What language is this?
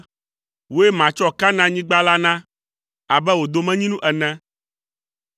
Ewe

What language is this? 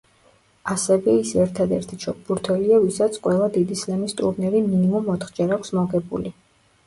Georgian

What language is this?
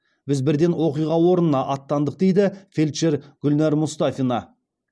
Kazakh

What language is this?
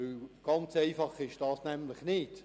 Swiss German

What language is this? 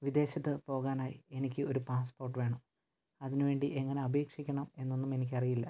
Malayalam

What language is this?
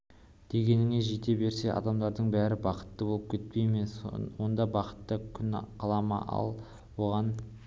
Kazakh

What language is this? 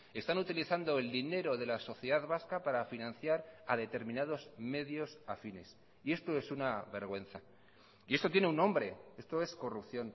Spanish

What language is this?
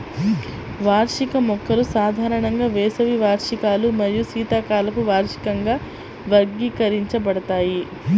Telugu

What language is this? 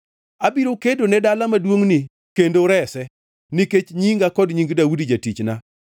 Luo (Kenya and Tanzania)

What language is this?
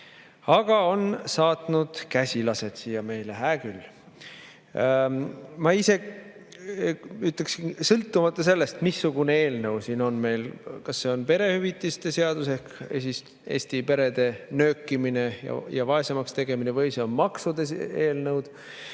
Estonian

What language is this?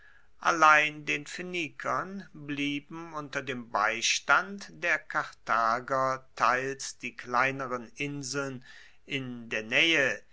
German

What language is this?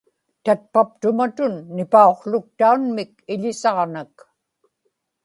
Inupiaq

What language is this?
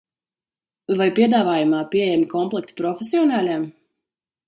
Latvian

